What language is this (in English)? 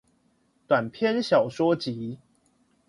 Chinese